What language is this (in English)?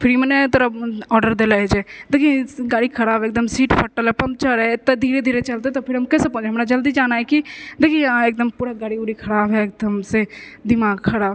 Maithili